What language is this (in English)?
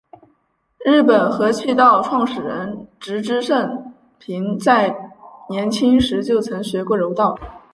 Chinese